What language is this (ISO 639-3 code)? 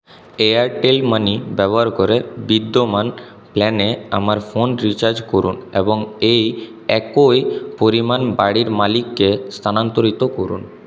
ben